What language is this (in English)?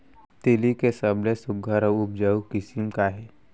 Chhattisgarhi